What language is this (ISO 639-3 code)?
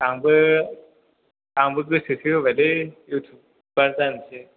brx